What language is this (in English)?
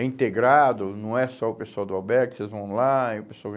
Portuguese